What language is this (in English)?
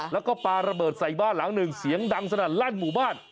Thai